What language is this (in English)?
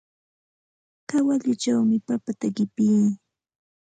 Santa Ana de Tusi Pasco Quechua